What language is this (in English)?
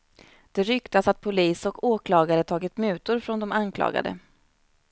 Swedish